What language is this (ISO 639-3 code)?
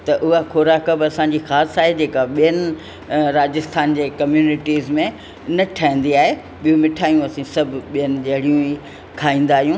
snd